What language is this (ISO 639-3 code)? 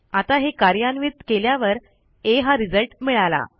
mar